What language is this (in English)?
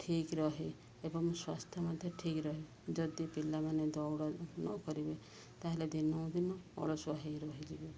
Odia